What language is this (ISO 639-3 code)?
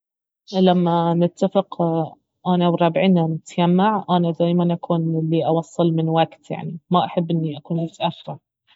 abv